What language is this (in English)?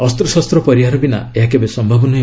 Odia